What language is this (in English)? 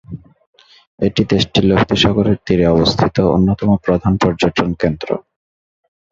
Bangla